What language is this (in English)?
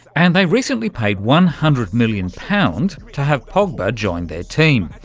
English